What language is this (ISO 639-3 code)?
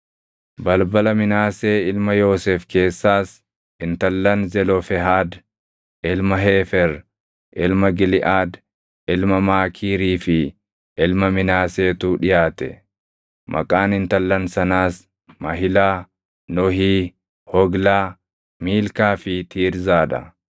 orm